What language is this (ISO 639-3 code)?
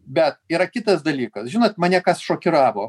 lit